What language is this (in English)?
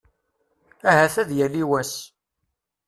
Kabyle